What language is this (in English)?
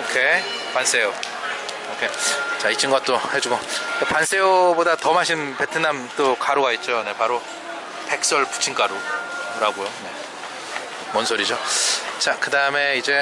Korean